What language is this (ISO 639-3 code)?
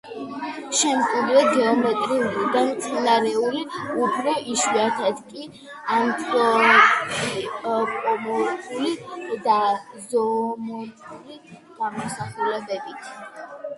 kat